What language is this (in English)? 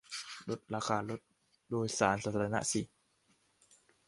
Thai